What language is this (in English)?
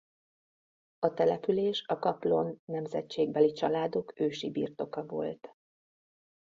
Hungarian